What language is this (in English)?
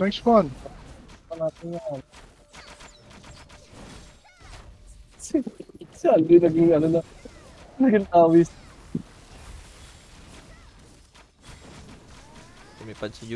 Filipino